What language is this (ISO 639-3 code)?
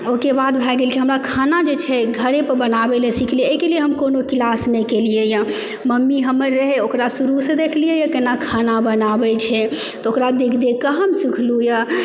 mai